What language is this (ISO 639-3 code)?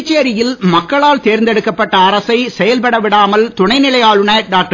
tam